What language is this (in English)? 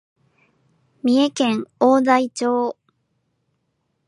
Japanese